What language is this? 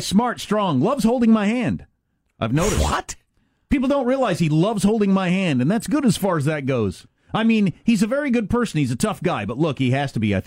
English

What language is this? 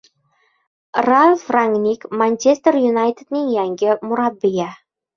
Uzbek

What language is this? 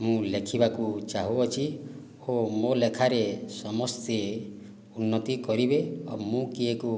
Odia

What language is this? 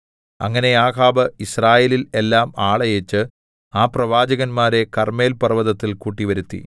Malayalam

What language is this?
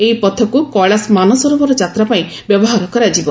Odia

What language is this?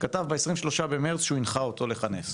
Hebrew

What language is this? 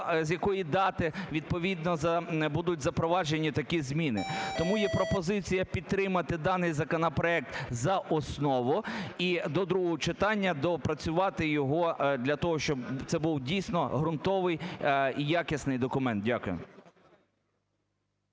Ukrainian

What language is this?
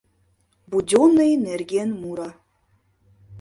Mari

